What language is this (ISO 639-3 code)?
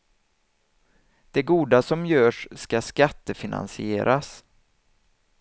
swe